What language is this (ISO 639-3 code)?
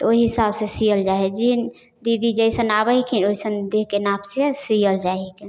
mai